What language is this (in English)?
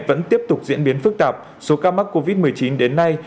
Vietnamese